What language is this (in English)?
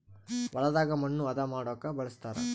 Kannada